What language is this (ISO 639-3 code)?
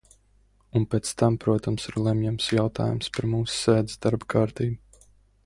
lav